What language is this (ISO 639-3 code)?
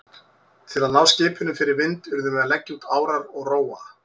isl